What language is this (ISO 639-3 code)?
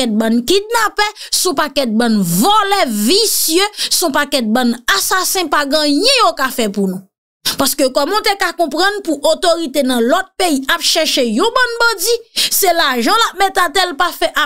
fra